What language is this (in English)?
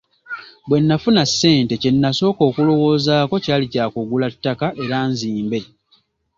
Ganda